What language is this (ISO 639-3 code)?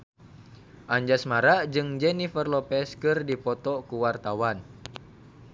sun